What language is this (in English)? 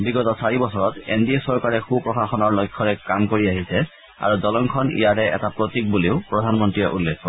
Assamese